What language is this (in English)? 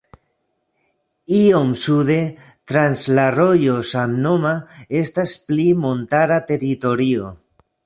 Esperanto